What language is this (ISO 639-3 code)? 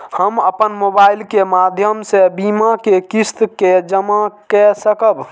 mai